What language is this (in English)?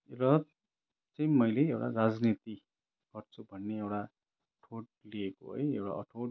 Nepali